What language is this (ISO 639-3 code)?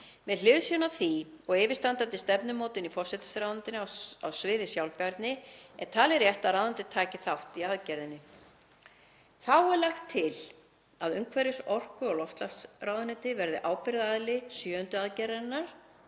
isl